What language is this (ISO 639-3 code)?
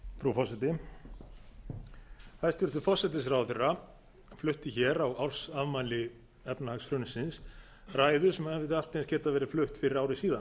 isl